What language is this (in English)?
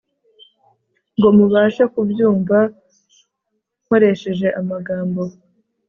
Kinyarwanda